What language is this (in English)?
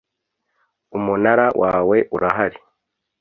Kinyarwanda